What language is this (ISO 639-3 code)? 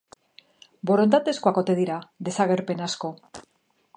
eus